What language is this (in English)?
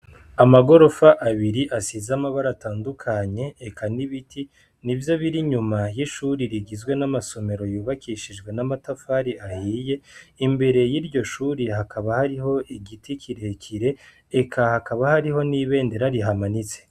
Rundi